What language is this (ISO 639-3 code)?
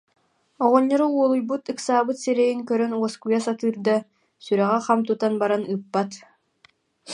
sah